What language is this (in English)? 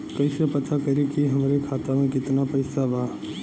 Bhojpuri